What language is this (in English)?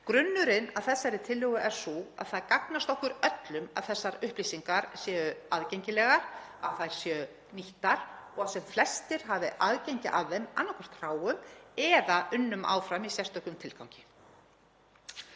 Icelandic